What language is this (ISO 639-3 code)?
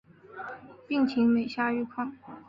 zho